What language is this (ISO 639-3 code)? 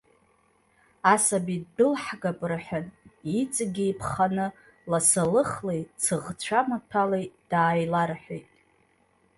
abk